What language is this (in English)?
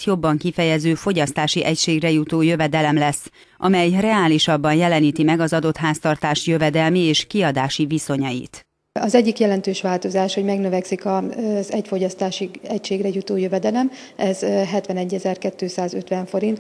Hungarian